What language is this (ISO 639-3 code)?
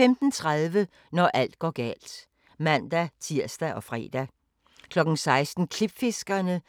dan